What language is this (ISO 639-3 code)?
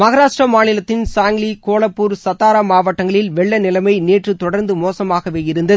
tam